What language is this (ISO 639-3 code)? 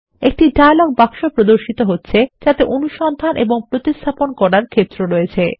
ben